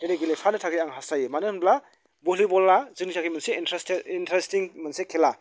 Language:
Bodo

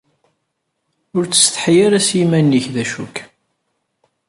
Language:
Kabyle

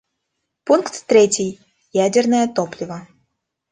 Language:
Russian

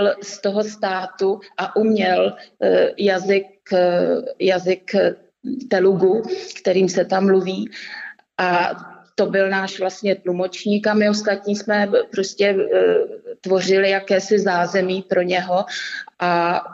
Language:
Czech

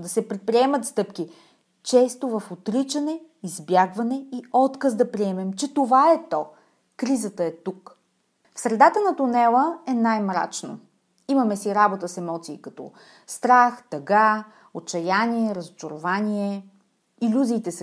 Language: Bulgarian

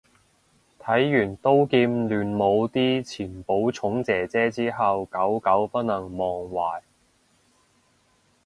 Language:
Cantonese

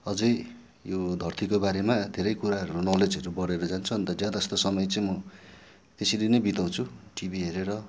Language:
Nepali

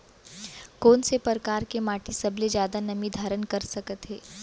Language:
Chhattisgarhi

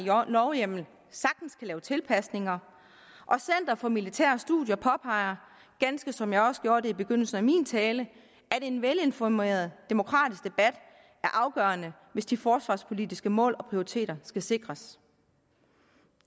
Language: Danish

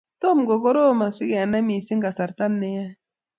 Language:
Kalenjin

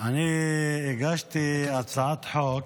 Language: Hebrew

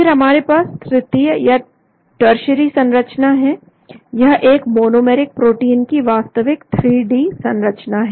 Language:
Hindi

